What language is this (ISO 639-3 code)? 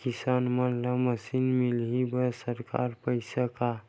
hne